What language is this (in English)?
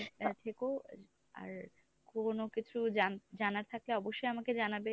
Bangla